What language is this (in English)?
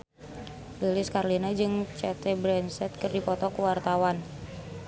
Sundanese